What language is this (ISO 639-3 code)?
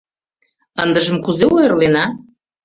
chm